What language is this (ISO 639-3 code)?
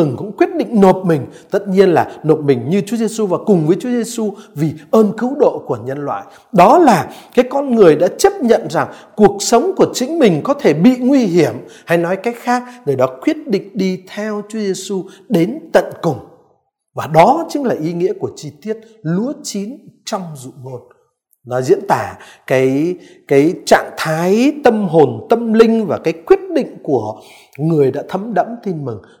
vie